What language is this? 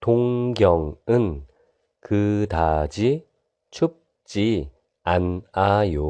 Korean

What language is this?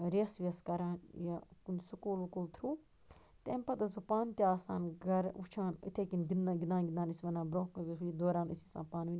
Kashmiri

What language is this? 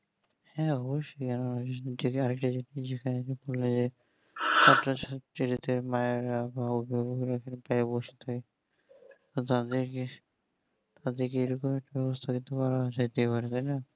Bangla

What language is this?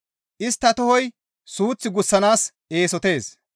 Gamo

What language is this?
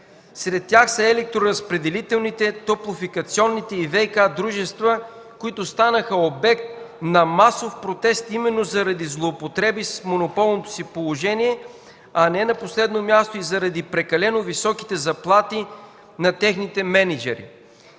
Bulgarian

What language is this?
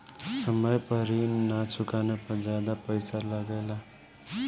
Bhojpuri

